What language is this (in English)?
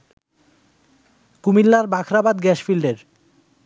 Bangla